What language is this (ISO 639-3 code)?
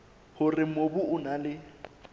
sot